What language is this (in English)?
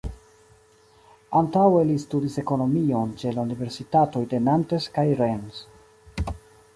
Esperanto